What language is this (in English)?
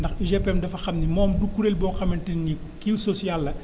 Wolof